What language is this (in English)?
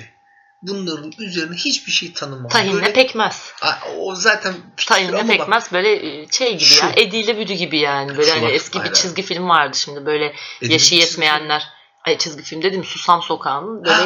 Turkish